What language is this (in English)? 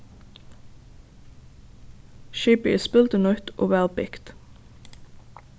Faroese